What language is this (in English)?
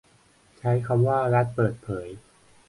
Thai